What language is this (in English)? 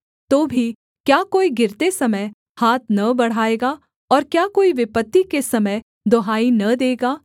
Hindi